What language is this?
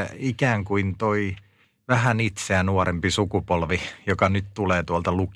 Finnish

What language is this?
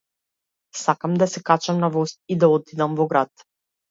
Macedonian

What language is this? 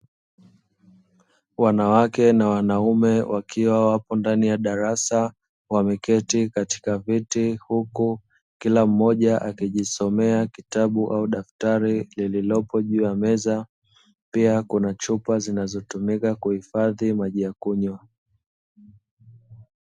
Swahili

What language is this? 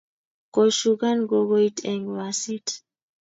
Kalenjin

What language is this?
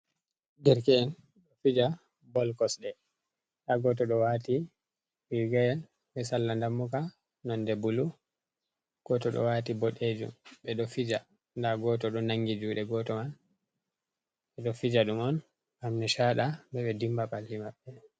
Fula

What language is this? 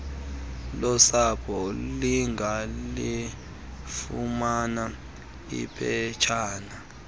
Xhosa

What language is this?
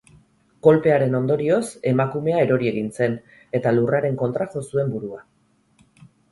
Basque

